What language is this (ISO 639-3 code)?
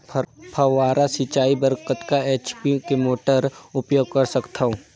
hne